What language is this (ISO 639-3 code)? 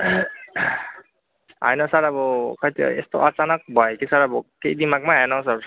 nep